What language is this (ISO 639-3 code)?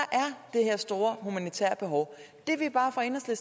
dan